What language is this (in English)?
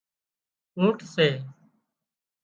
Wadiyara Koli